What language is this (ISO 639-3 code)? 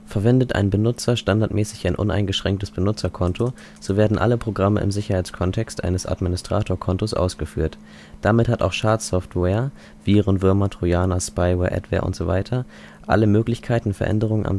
deu